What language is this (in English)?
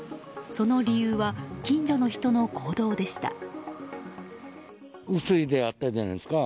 Japanese